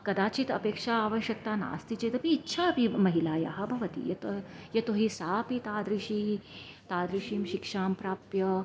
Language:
Sanskrit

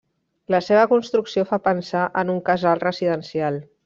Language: Catalan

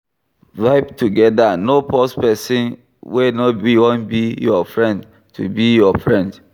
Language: Nigerian Pidgin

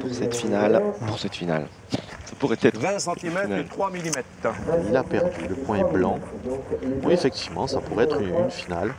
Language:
French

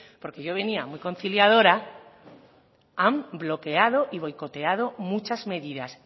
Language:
Spanish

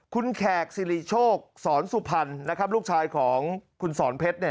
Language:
Thai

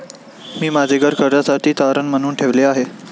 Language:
Marathi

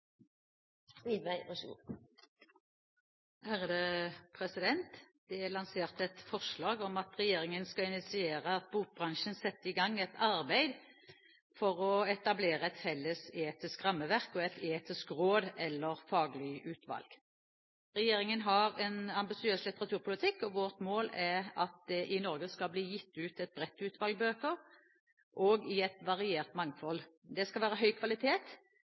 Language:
Norwegian Bokmål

